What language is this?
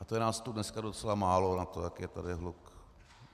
Czech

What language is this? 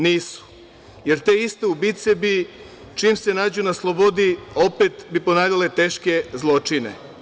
Serbian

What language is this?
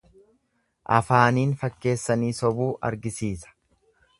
Oromo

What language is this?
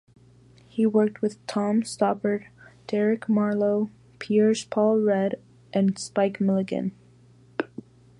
English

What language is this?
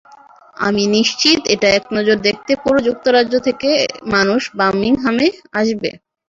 Bangla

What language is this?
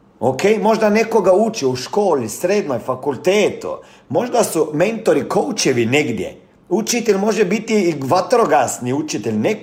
Croatian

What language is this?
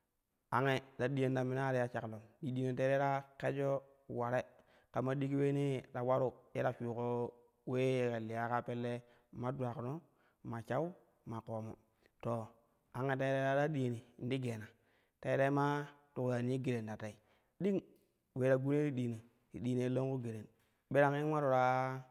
Kushi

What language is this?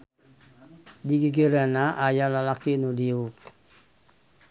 Sundanese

